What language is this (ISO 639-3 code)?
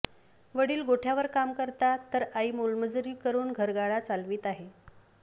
mar